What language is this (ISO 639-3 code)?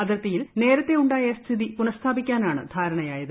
mal